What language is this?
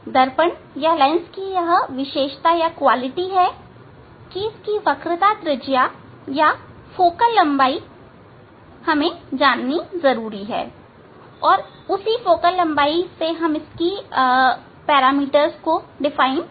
Hindi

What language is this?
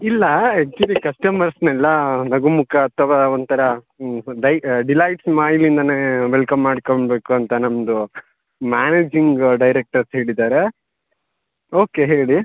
Kannada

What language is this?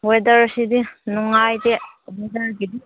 Manipuri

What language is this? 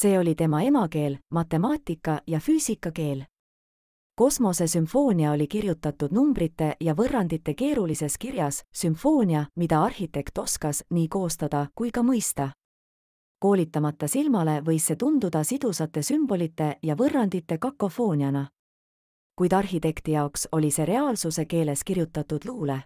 Finnish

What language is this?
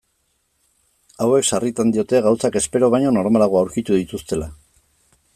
Basque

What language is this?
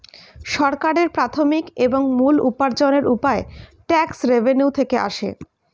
Bangla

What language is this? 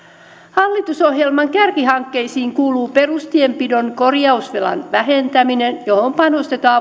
Finnish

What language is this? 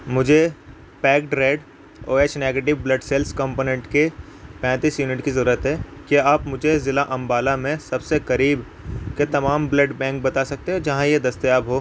Urdu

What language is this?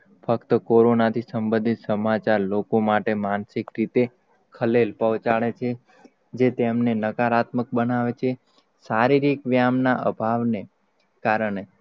Gujarati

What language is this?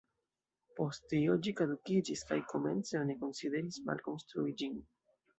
Esperanto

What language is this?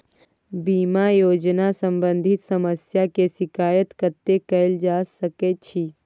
Maithili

